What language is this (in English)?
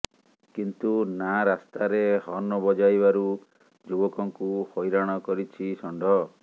Odia